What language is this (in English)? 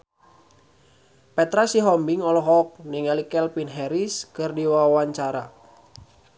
Sundanese